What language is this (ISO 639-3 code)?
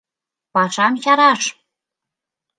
chm